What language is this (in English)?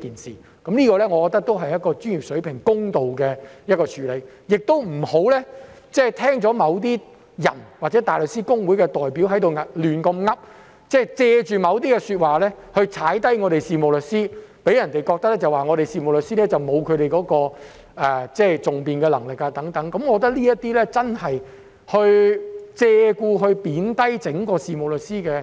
Cantonese